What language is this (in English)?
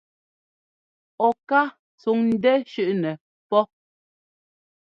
Ngomba